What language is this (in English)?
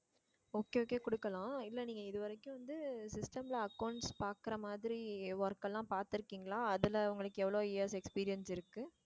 Tamil